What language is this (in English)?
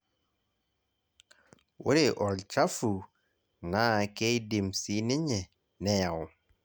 Masai